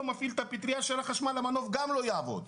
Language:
Hebrew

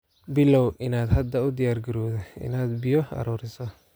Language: Somali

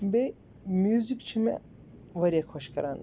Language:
Kashmiri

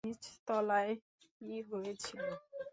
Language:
Bangla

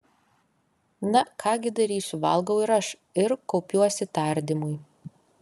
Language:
Lithuanian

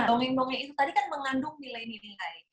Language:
Indonesian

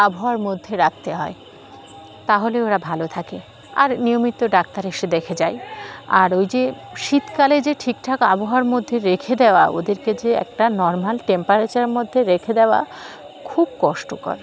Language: Bangla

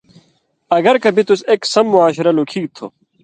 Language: Indus Kohistani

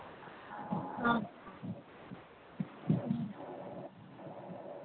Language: Manipuri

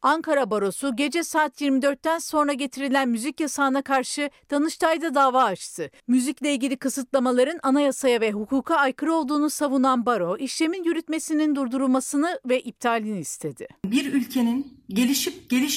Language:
Turkish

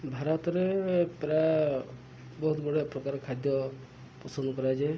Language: Odia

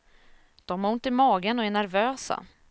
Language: Swedish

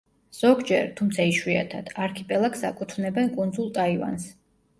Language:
Georgian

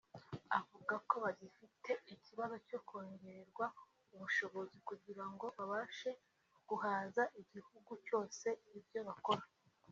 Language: Kinyarwanda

